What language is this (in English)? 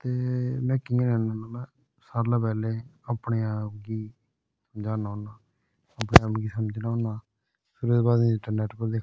Dogri